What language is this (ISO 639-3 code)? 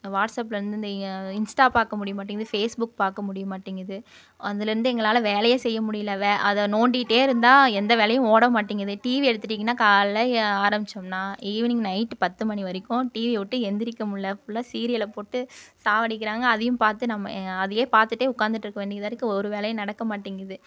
tam